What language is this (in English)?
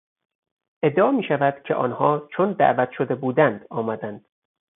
Persian